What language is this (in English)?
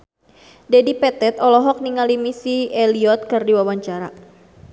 Sundanese